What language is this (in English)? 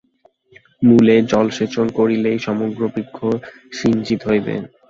Bangla